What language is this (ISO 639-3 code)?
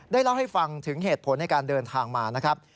tha